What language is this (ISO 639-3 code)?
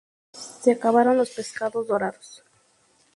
spa